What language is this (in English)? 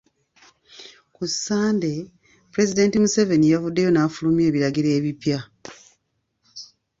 Ganda